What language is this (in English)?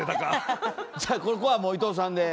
Japanese